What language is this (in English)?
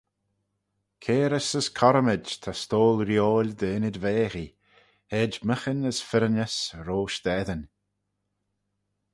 Manx